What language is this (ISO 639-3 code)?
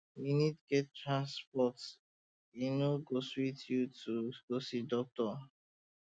pcm